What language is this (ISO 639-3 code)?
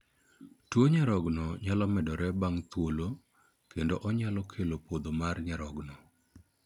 luo